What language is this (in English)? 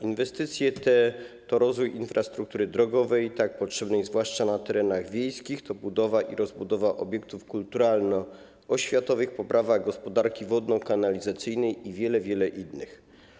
Polish